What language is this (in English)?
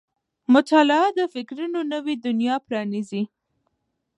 Pashto